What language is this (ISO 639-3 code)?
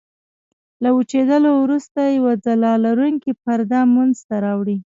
pus